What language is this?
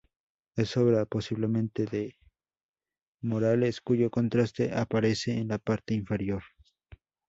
Spanish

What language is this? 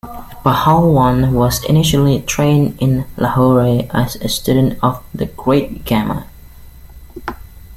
English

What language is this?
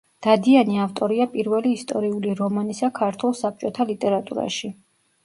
Georgian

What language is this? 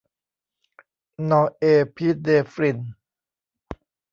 Thai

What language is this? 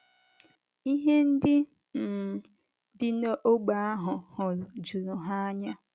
Igbo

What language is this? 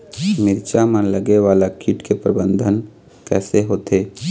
Chhattisgarhi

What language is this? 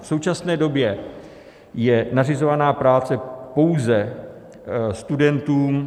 Czech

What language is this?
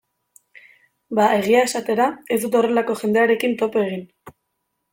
Basque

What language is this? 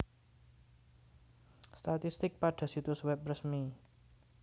Javanese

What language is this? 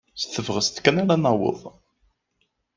Kabyle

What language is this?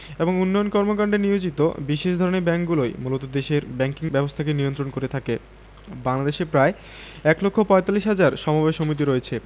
Bangla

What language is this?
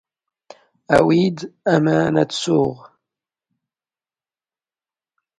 Standard Moroccan Tamazight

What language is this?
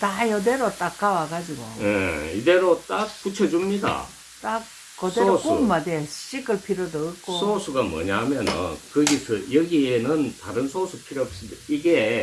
Korean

